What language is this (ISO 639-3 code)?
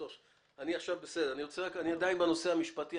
heb